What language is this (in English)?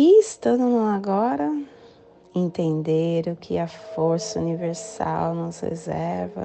Portuguese